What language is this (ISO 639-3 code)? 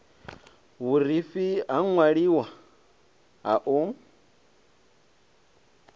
ven